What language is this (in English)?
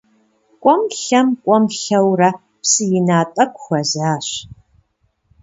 Kabardian